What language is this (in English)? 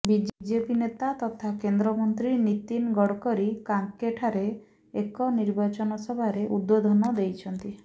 Odia